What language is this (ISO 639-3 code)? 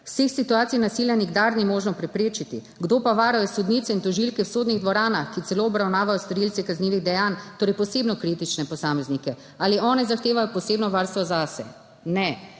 slv